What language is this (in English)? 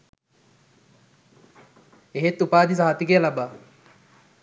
Sinhala